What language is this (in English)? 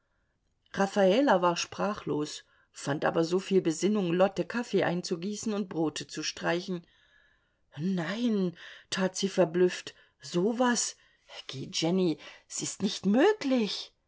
German